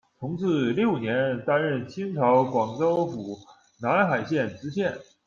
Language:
Chinese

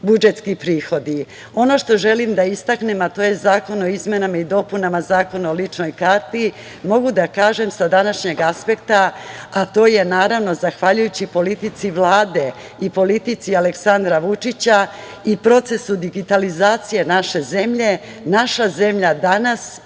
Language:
Serbian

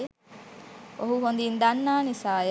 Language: Sinhala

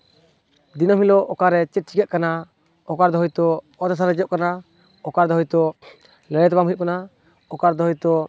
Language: Santali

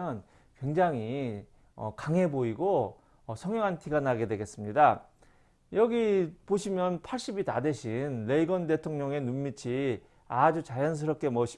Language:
Korean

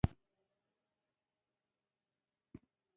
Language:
Pashto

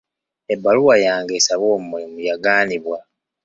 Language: Ganda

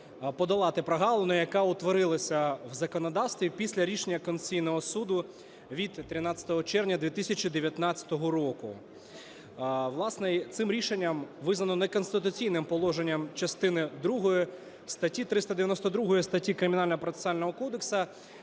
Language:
Ukrainian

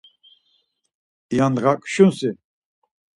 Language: Laz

